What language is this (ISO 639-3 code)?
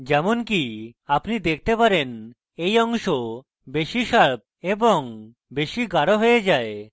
ben